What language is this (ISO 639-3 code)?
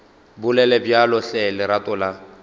nso